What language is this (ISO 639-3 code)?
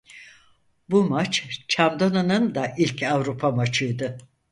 tur